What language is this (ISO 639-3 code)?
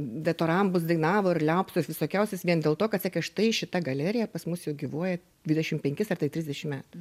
lit